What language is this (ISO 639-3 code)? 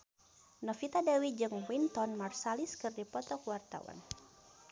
sun